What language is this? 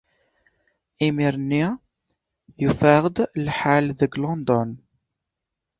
Kabyle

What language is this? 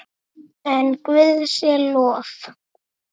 Icelandic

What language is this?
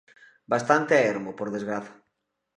Galician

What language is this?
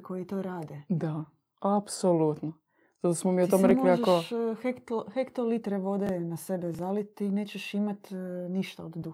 Croatian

